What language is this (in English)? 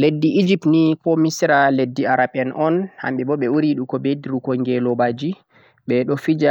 Central-Eastern Niger Fulfulde